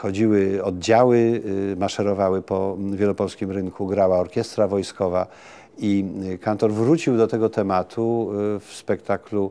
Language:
Polish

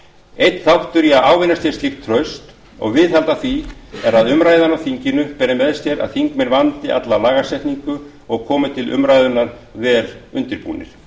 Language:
Icelandic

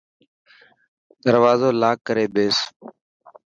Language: Dhatki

